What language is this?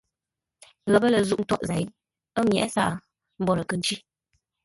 Ngombale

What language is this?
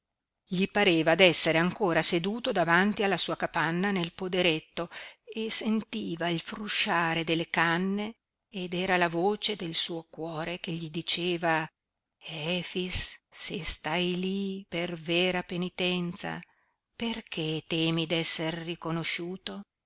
Italian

